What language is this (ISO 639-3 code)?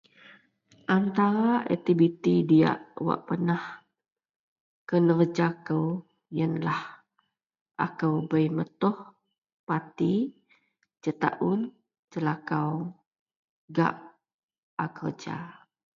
mel